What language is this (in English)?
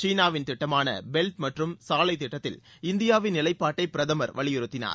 Tamil